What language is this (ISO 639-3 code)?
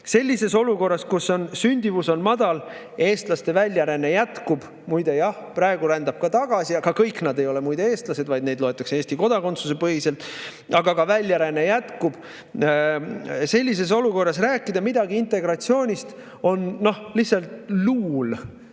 est